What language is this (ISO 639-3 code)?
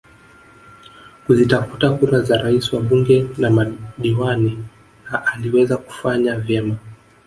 swa